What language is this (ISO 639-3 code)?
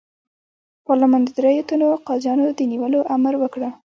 pus